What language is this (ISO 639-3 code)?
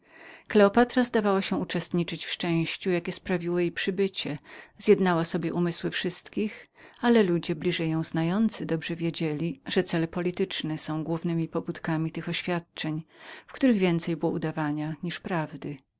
pol